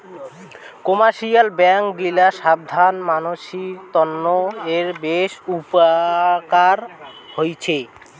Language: Bangla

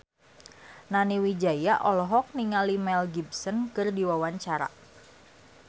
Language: Sundanese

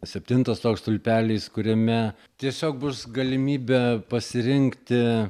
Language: Lithuanian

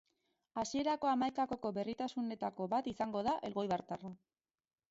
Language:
Basque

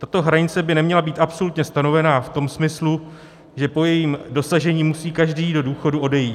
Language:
Czech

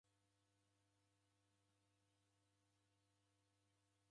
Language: Taita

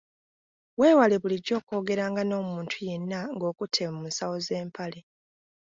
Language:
Ganda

